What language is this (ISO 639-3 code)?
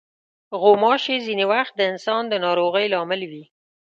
pus